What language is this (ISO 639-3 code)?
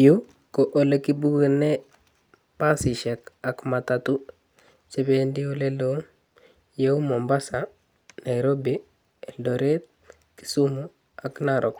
kln